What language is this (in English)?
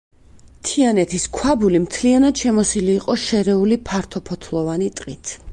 Georgian